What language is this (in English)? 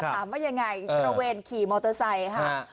Thai